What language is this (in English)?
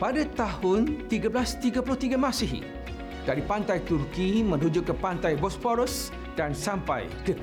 Malay